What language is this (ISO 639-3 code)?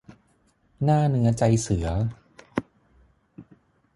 tha